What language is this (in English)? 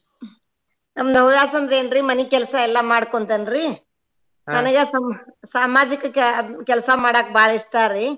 Kannada